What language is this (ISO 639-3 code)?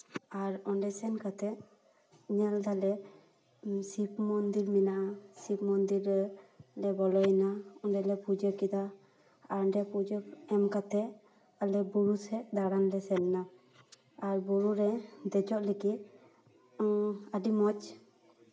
sat